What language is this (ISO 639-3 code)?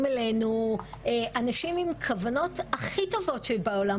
heb